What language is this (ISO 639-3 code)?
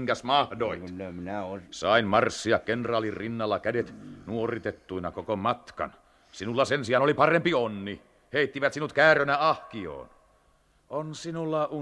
fin